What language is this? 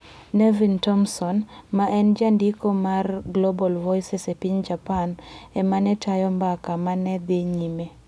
Luo (Kenya and Tanzania)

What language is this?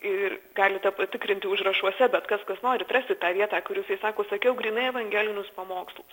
Lithuanian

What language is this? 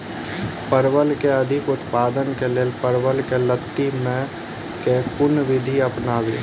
Maithili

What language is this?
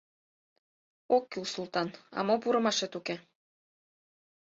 Mari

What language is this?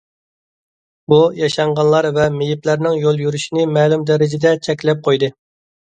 Uyghur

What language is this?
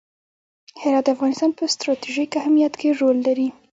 Pashto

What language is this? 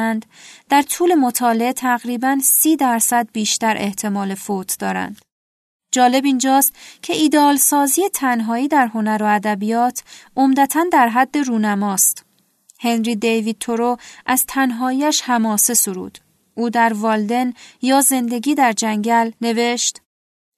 Persian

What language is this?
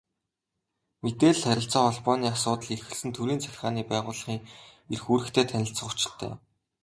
Mongolian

